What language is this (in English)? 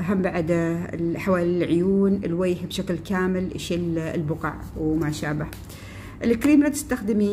Arabic